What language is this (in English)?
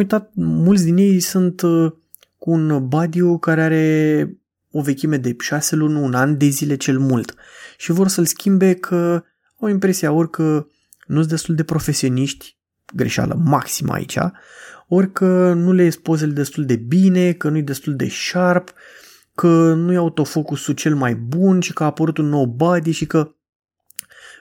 Romanian